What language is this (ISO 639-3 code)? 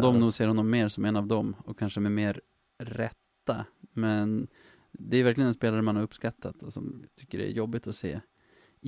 swe